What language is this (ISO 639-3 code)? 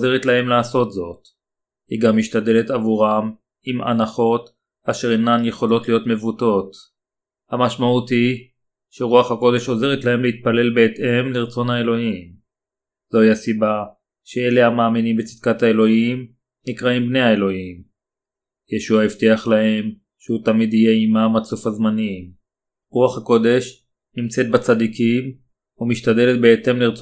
heb